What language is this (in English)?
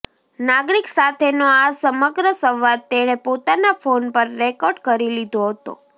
Gujarati